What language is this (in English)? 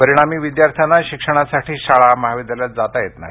Marathi